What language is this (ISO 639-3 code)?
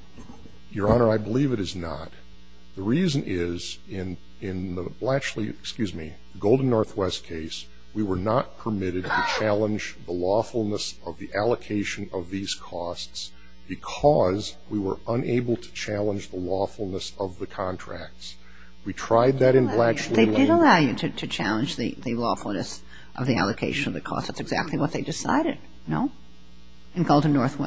eng